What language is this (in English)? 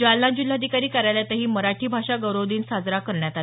Marathi